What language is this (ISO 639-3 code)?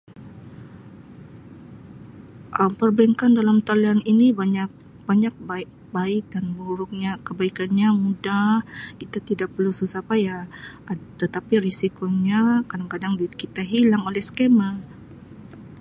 msi